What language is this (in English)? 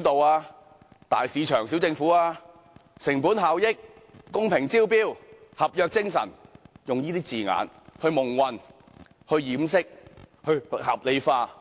Cantonese